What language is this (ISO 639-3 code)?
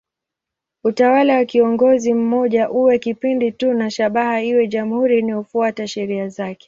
swa